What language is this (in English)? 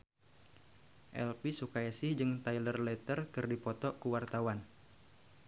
Sundanese